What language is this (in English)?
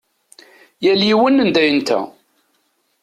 Kabyle